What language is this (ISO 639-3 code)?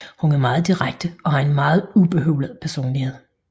dan